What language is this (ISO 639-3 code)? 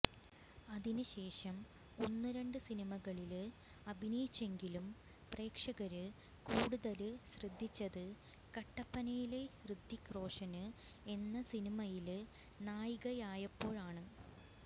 mal